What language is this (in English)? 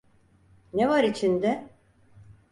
Turkish